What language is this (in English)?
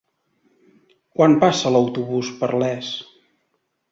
Catalan